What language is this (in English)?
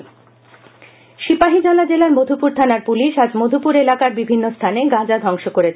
Bangla